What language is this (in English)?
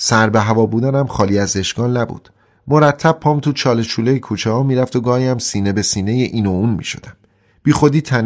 Persian